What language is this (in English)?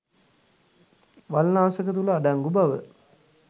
Sinhala